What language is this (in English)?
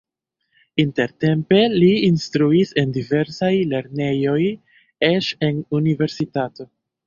Esperanto